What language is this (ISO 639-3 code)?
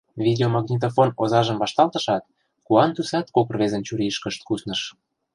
chm